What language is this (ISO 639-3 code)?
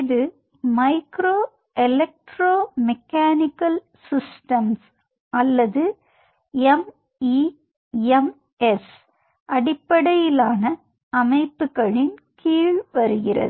tam